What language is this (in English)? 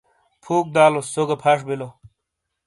Shina